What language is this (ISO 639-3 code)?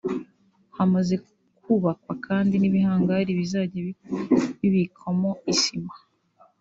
kin